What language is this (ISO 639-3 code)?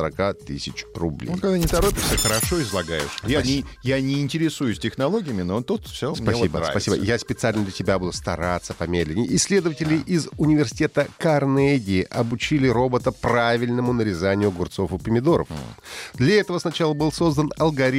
rus